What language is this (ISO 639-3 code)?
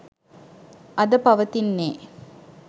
sin